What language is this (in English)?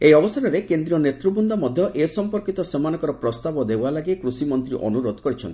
Odia